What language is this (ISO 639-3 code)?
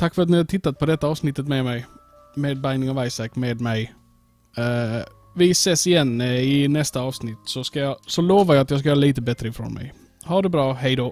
swe